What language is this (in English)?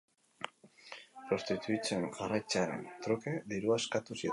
Basque